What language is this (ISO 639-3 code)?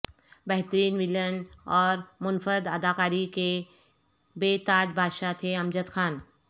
urd